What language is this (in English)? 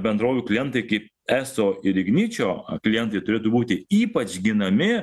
Lithuanian